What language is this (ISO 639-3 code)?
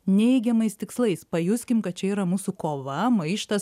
lit